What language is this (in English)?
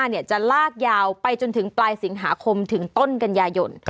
Thai